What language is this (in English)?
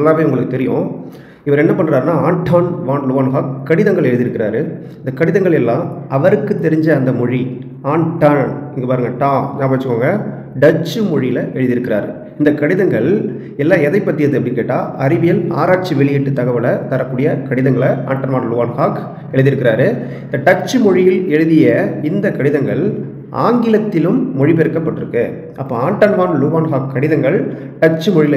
Tamil